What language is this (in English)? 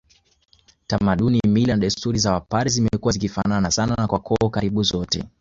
Swahili